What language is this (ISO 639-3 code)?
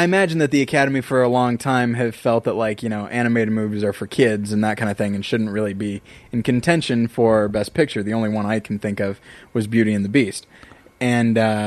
eng